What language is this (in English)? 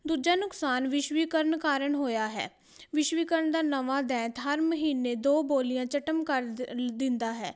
Punjabi